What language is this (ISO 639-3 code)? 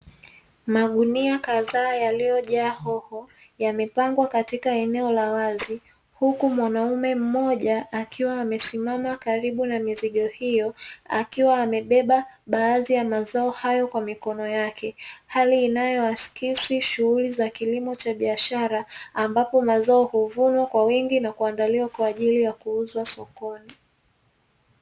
swa